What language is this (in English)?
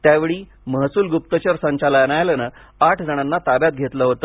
Marathi